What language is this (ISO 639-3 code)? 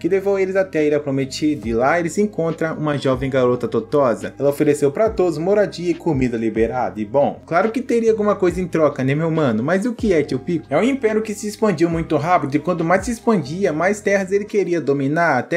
por